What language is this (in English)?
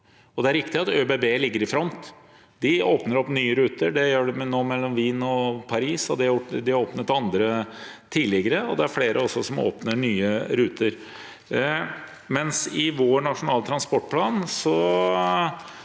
Norwegian